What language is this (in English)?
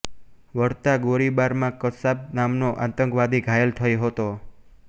Gujarati